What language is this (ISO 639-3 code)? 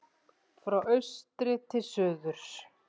isl